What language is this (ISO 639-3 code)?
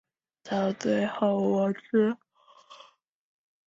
zho